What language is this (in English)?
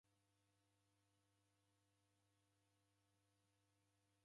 Taita